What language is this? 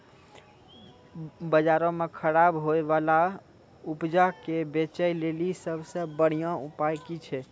Maithili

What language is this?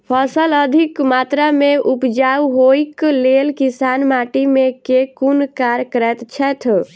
Maithili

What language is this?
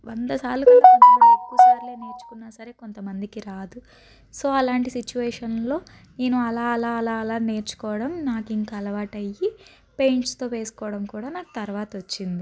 Telugu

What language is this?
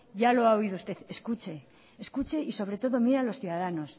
Spanish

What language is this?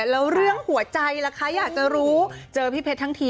Thai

